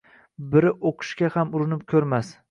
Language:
Uzbek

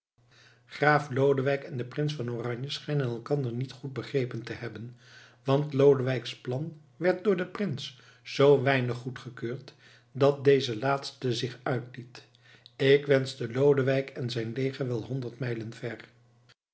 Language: Dutch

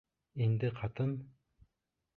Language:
Bashkir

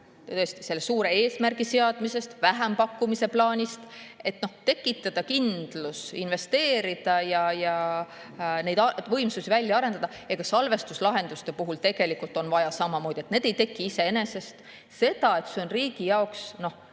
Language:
Estonian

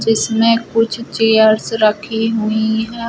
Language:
Hindi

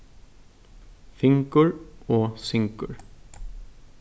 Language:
Faroese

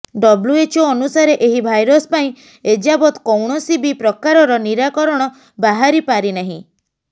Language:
Odia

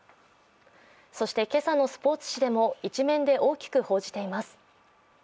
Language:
Japanese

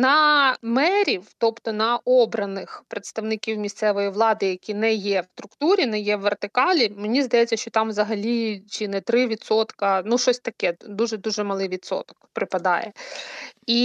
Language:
Ukrainian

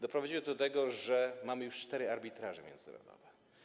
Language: Polish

